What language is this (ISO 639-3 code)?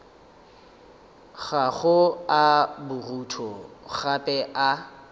nso